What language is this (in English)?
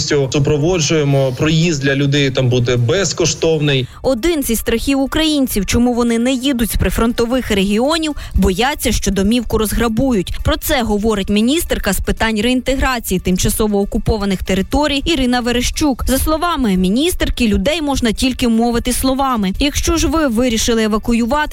Ukrainian